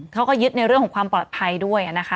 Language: Thai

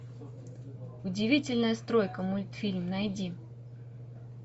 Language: Russian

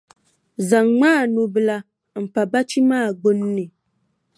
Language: Dagbani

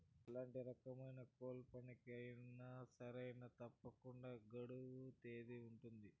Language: Telugu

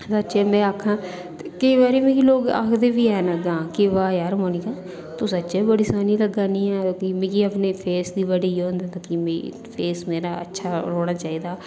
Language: Dogri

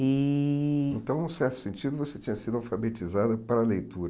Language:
Portuguese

